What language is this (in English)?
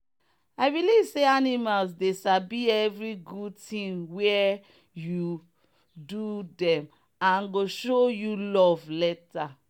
Nigerian Pidgin